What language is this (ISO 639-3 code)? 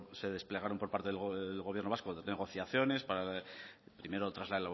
spa